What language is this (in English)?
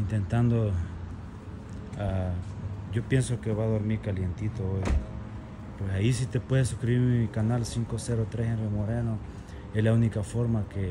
Spanish